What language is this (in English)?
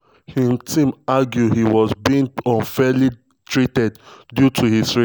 Nigerian Pidgin